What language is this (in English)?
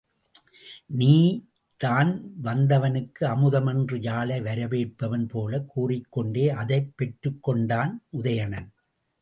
Tamil